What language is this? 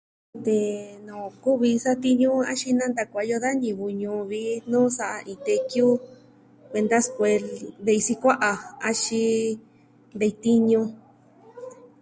Southwestern Tlaxiaco Mixtec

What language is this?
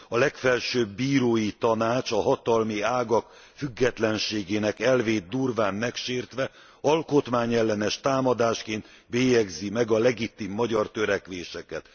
Hungarian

